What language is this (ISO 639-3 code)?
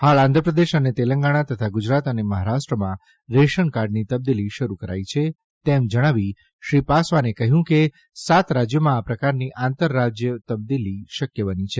guj